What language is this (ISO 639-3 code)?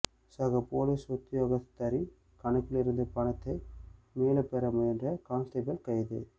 tam